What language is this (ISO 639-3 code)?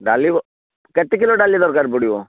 ori